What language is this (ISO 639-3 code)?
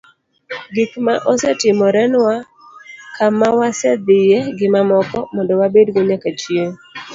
luo